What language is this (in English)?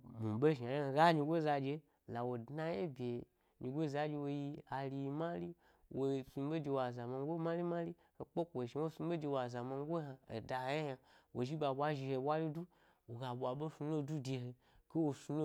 Gbari